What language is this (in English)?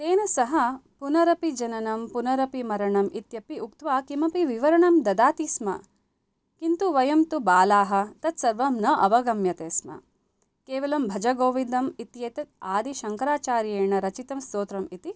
Sanskrit